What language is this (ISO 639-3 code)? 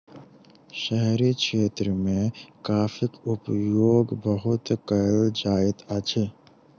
mai